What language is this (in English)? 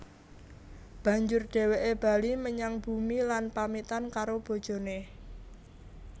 Javanese